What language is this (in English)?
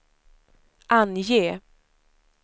Swedish